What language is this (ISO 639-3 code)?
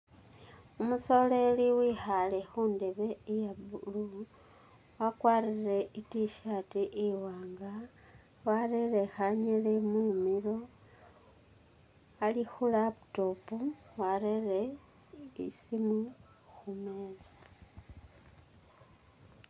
myx